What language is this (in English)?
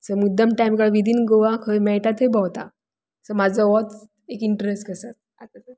Konkani